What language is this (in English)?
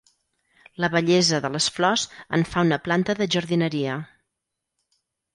Catalan